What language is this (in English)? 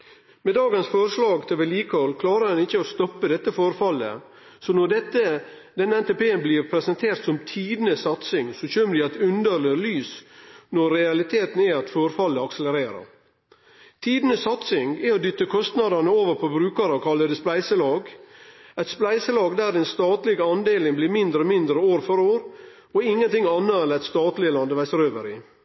Norwegian Nynorsk